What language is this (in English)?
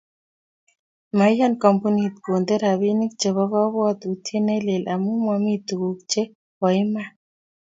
Kalenjin